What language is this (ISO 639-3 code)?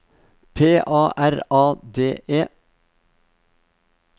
nor